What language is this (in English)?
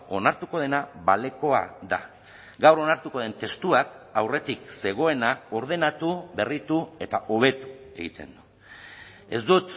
Basque